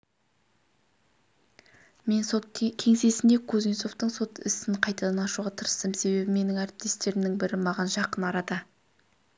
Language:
Kazakh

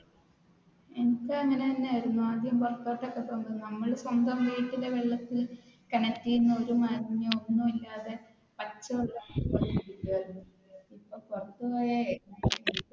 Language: Malayalam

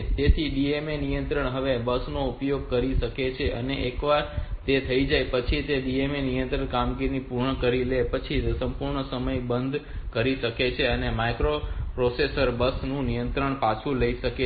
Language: Gujarati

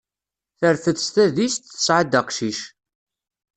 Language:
Kabyle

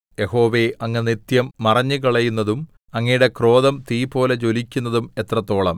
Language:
Malayalam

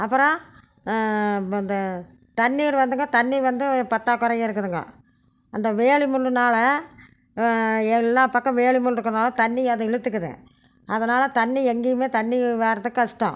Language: Tamil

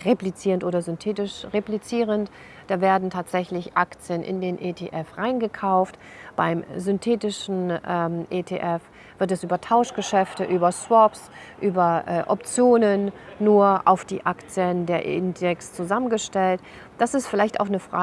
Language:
German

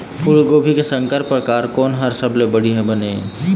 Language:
Chhattisgarhi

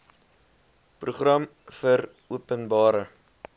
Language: Afrikaans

